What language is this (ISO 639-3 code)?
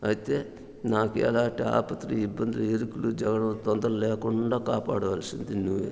tel